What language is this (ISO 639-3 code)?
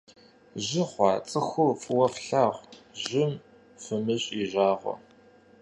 kbd